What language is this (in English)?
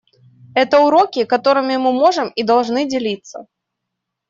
Russian